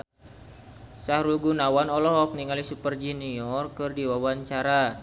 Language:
Sundanese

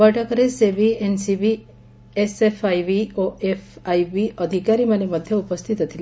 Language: Odia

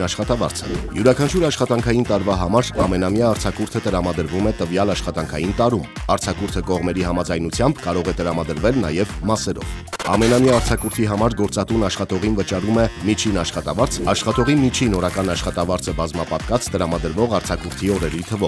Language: Romanian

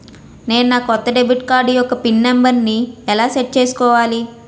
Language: Telugu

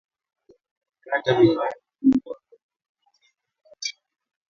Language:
Swahili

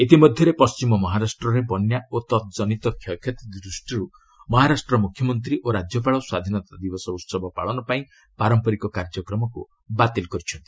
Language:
Odia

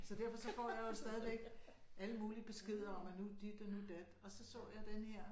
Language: Danish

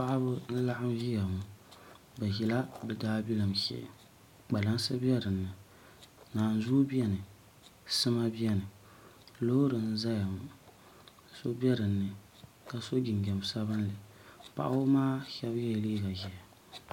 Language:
Dagbani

